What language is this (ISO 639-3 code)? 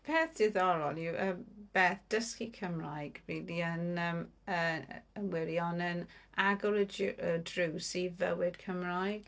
cym